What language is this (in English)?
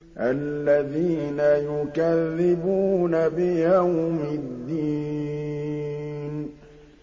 Arabic